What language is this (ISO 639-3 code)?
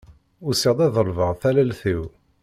kab